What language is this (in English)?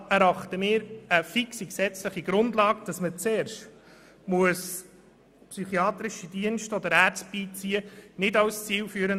Swiss German